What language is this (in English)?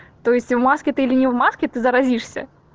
Russian